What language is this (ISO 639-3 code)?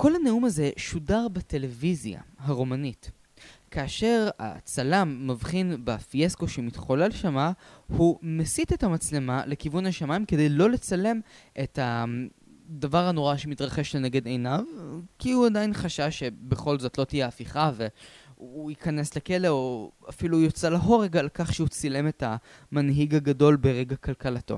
heb